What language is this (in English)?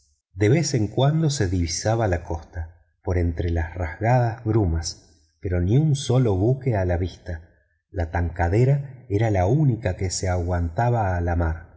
Spanish